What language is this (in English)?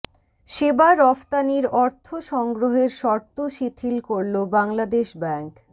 Bangla